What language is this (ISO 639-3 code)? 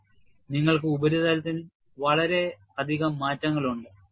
mal